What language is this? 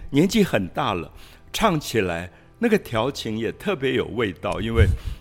Chinese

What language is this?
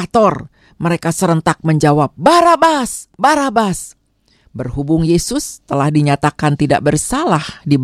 Indonesian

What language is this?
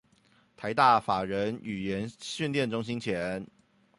Chinese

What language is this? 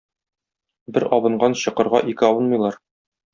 Tatar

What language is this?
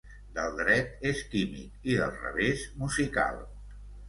Catalan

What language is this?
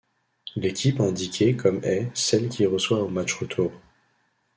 French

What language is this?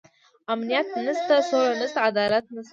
Pashto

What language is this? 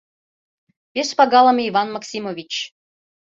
Mari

